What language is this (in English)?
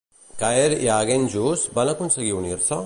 Catalan